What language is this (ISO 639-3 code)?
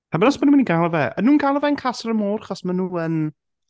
cym